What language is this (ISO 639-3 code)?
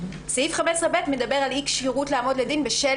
heb